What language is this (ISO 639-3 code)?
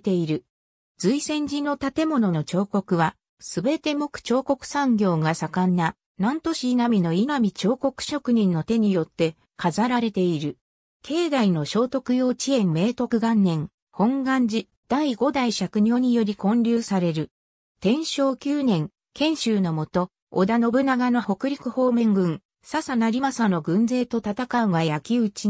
jpn